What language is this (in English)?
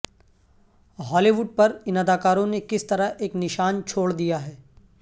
Urdu